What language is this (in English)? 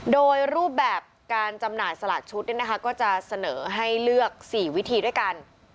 Thai